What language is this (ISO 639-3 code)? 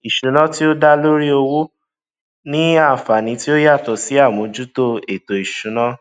yor